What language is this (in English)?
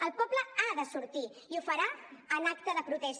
Catalan